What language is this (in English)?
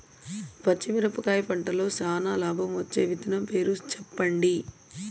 Telugu